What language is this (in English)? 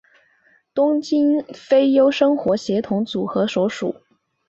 Chinese